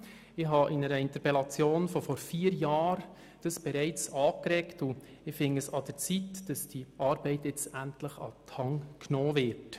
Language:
Swiss German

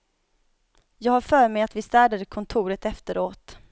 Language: Swedish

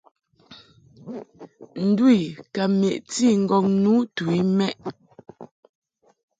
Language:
Mungaka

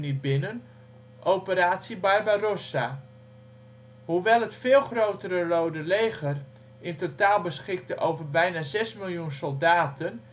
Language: Dutch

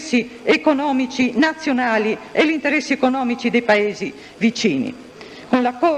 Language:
Italian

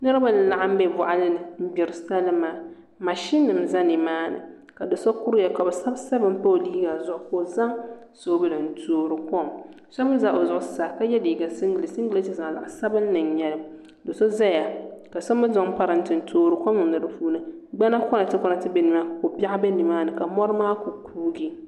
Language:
Dagbani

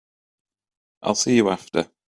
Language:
English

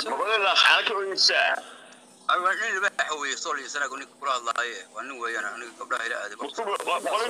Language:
Arabic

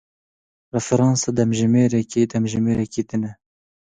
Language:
Kurdish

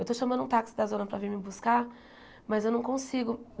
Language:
Portuguese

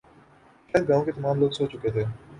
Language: Urdu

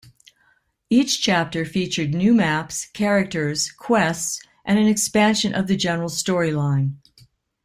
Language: English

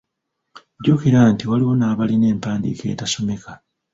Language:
Ganda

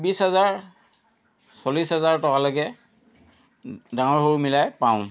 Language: Assamese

